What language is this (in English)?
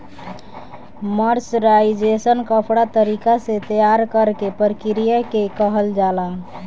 Bhojpuri